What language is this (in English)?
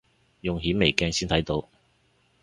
Cantonese